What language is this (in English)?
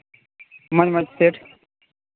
Santali